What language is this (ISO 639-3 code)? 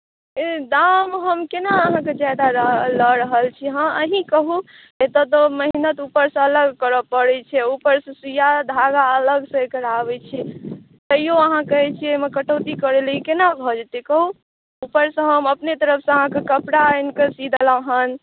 mai